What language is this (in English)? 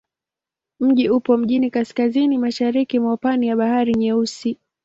Swahili